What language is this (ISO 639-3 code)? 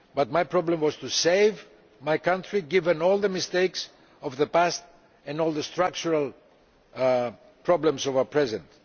eng